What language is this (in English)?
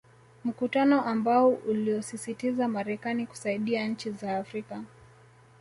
Swahili